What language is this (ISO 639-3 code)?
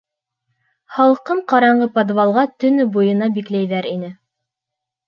bak